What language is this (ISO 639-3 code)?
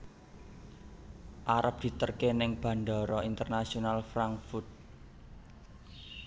jav